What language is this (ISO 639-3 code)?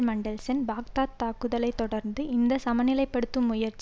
tam